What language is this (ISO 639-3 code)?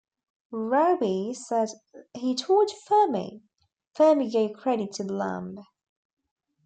eng